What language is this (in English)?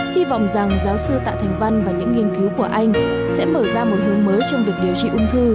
Vietnamese